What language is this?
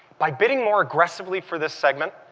English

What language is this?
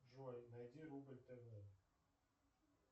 Russian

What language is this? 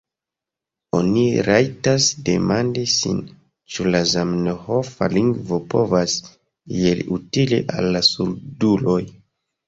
Esperanto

